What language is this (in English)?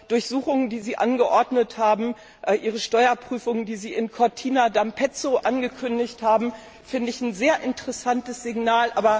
German